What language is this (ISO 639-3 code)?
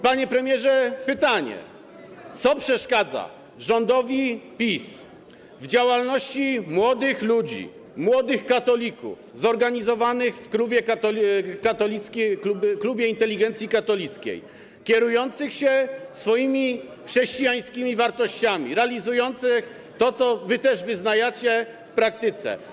pol